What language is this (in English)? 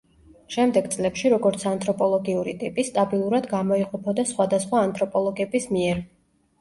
Georgian